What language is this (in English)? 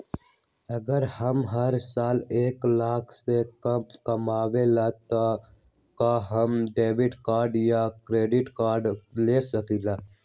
Magahi